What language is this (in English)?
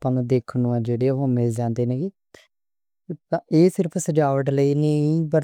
Western Panjabi